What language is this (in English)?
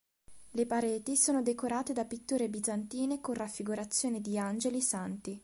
Italian